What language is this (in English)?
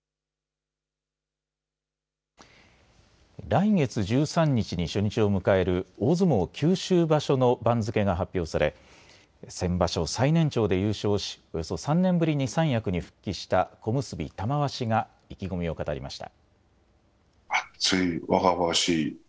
Japanese